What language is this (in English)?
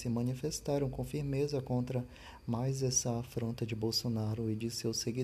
Portuguese